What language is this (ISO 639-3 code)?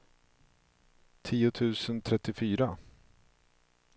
swe